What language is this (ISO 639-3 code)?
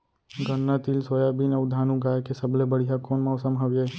hne